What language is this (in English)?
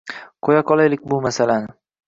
Uzbek